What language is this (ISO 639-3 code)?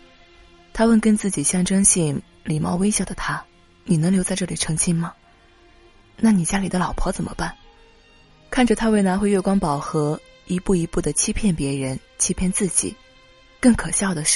zho